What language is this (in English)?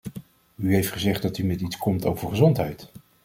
Dutch